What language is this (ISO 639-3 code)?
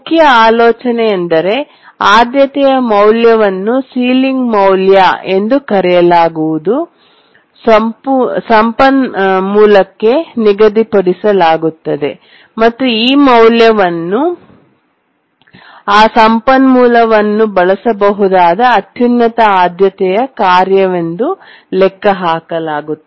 kan